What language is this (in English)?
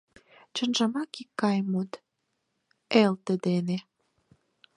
Mari